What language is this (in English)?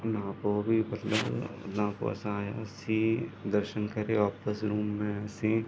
Sindhi